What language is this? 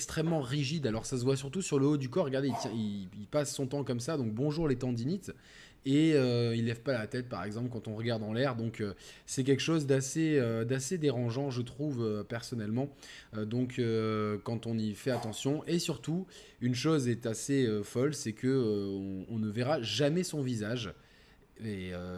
French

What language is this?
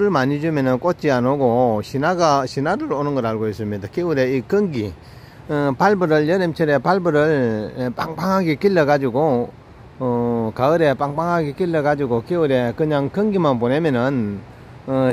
Korean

